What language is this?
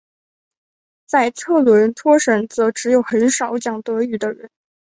Chinese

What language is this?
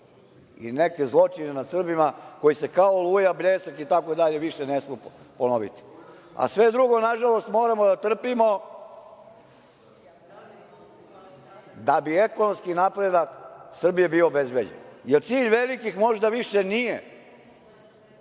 Serbian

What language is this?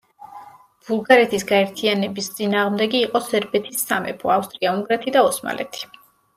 Georgian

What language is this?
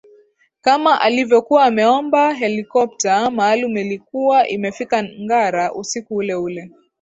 Swahili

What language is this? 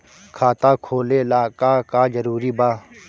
Bhojpuri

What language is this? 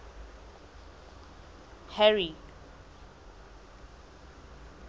Southern Sotho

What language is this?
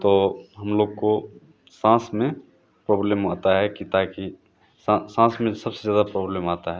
Hindi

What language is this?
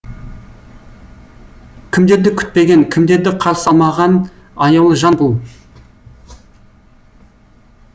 Kazakh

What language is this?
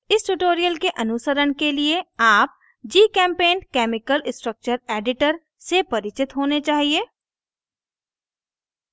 Hindi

